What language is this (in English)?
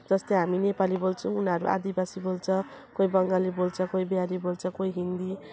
Nepali